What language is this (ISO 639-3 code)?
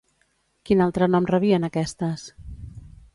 cat